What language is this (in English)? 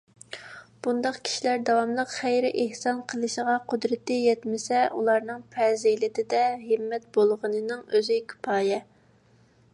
Uyghur